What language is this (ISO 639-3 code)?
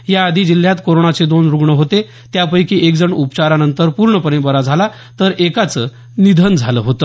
mar